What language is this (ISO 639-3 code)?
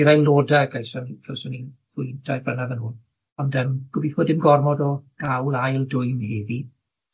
cym